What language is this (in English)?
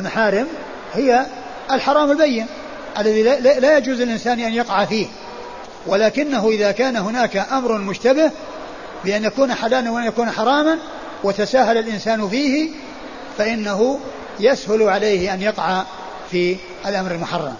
Arabic